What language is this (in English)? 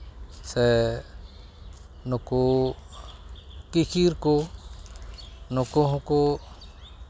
Santali